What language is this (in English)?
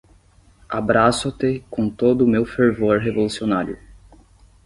Portuguese